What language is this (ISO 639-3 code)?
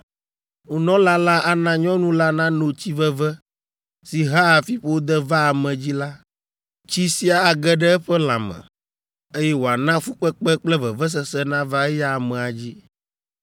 ewe